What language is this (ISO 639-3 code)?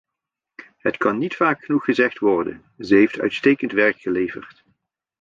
nld